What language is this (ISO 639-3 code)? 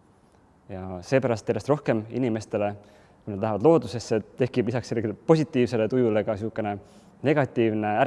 est